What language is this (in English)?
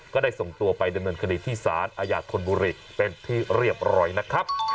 Thai